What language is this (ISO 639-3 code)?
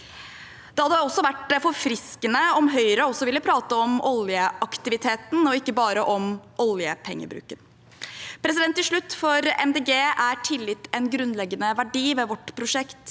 nor